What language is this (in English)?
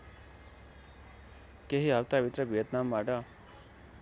Nepali